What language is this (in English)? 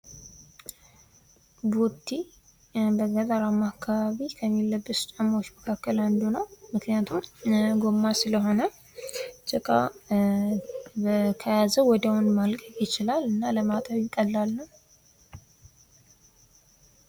Amharic